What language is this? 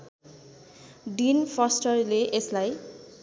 Nepali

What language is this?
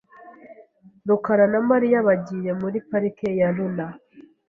Kinyarwanda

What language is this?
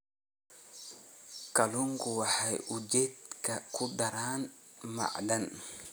Somali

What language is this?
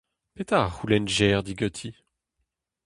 Breton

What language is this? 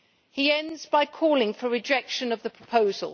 English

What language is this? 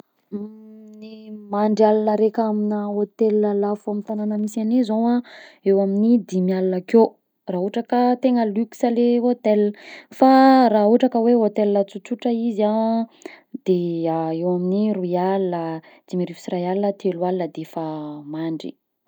Southern Betsimisaraka Malagasy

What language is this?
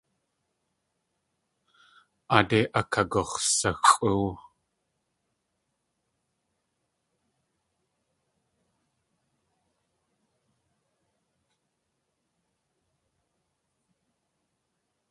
Tlingit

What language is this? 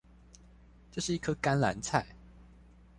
Chinese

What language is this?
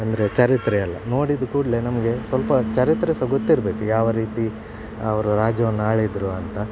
Kannada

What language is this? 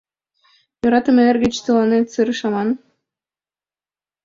Mari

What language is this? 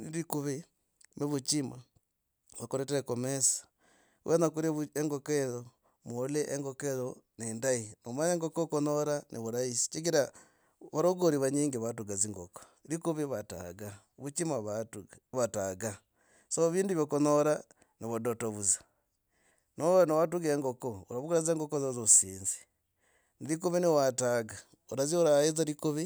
Logooli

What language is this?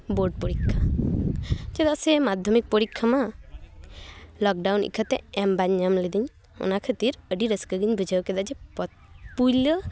Santali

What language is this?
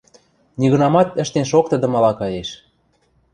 Western Mari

